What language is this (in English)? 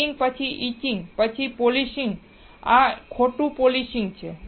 Gujarati